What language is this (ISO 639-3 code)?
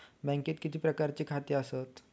mar